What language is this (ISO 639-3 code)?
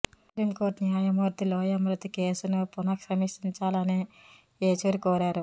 tel